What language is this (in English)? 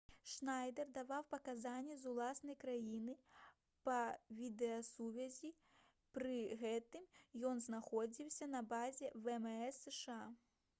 Belarusian